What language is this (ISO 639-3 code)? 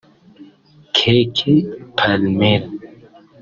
kin